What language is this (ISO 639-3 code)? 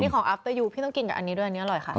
tha